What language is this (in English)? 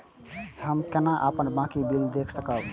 Maithili